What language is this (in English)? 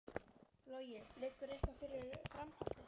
Icelandic